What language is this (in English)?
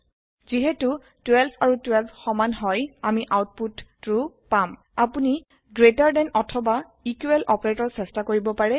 Assamese